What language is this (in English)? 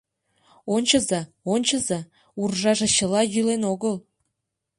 Mari